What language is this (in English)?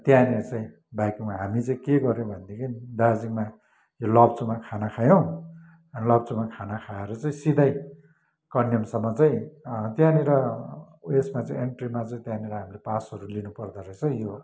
Nepali